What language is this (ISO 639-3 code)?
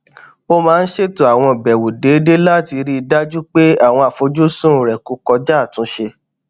yor